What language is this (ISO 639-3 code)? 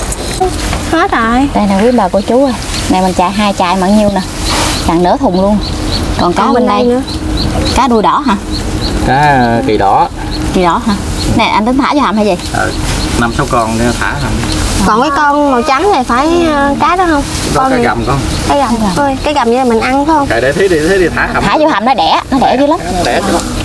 vie